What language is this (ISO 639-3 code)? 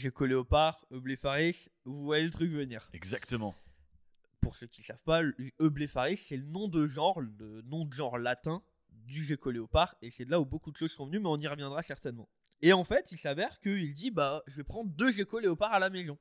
fra